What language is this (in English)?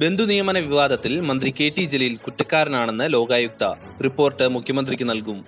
Malayalam